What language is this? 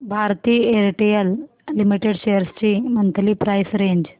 Marathi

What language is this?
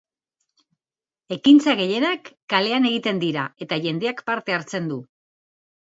Basque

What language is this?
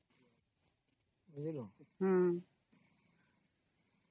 Odia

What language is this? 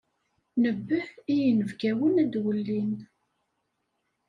Kabyle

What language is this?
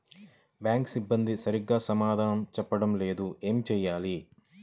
Telugu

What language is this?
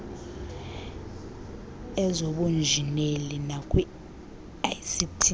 Xhosa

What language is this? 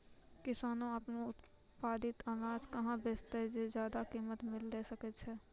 Maithili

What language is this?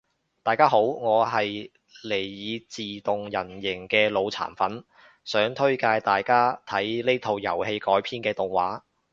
Cantonese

